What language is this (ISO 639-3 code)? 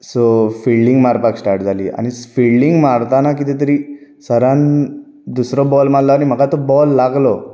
kok